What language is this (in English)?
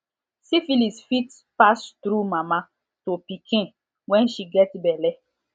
Nigerian Pidgin